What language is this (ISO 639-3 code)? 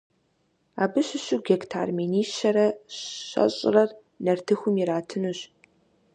kbd